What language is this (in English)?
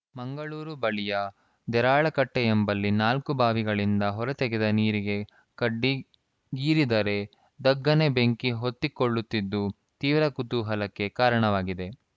Kannada